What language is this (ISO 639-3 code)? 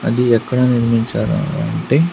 tel